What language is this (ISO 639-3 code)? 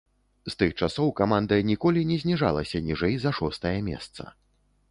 bel